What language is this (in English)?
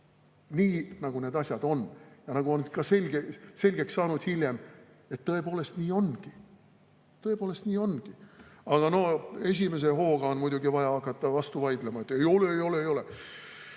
Estonian